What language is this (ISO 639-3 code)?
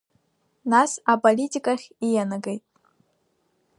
abk